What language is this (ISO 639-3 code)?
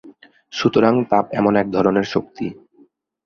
ben